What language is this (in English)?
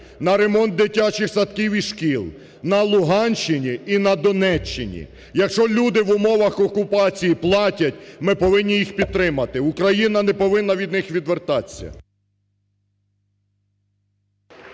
Ukrainian